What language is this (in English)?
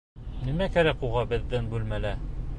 Bashkir